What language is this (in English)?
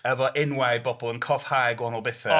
Welsh